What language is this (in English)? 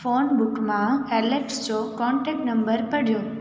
Sindhi